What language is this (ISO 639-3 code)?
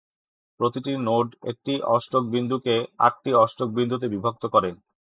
ben